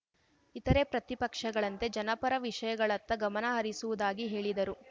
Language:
Kannada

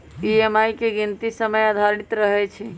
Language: Magahi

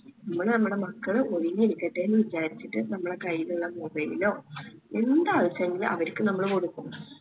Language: Malayalam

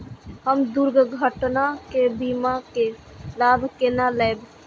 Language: Maithili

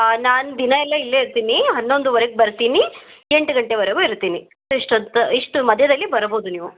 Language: Kannada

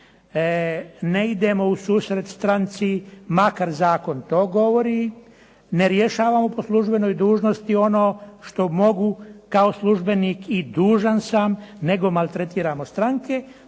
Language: Croatian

